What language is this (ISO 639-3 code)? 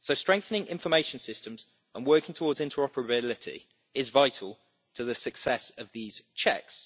eng